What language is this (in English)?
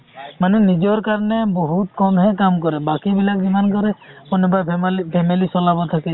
Assamese